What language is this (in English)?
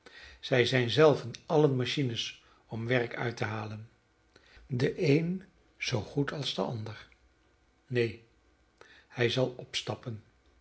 Dutch